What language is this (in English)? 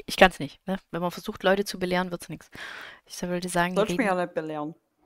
German